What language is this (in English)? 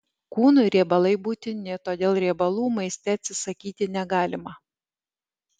Lithuanian